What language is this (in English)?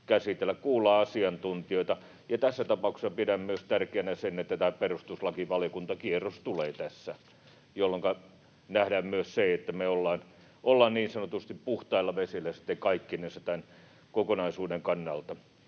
Finnish